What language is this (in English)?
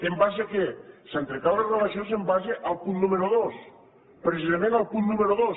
Catalan